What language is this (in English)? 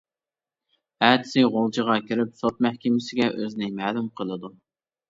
Uyghur